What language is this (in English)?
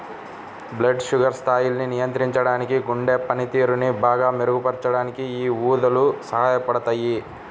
Telugu